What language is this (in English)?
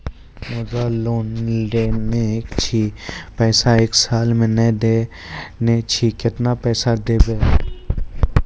Maithili